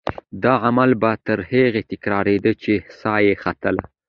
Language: Pashto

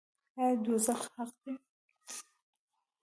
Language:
Pashto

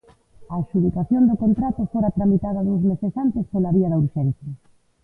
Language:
Galician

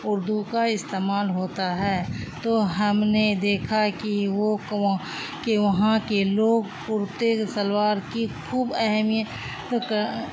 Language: Urdu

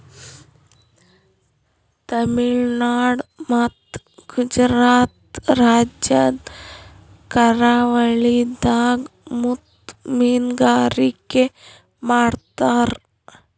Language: Kannada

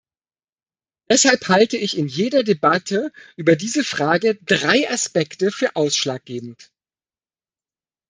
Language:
German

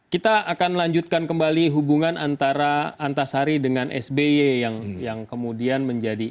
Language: Indonesian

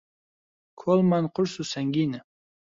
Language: Central Kurdish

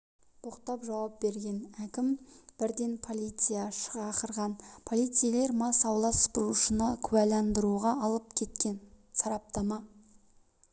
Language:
Kazakh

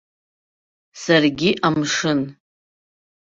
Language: Abkhazian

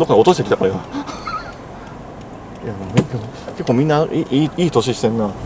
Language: Japanese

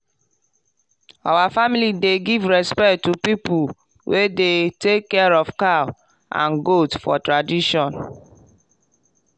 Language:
Nigerian Pidgin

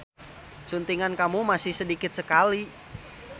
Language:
Sundanese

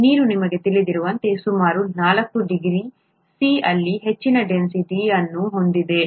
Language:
Kannada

